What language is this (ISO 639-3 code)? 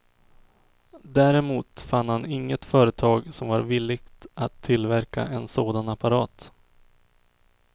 swe